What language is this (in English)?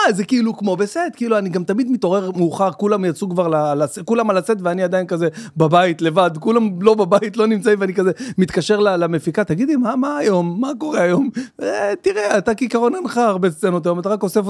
Hebrew